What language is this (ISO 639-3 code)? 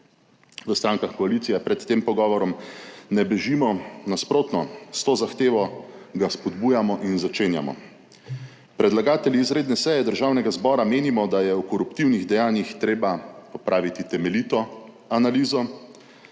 slv